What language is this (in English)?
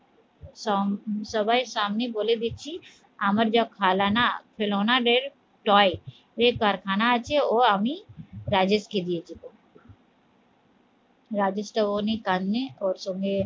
Bangla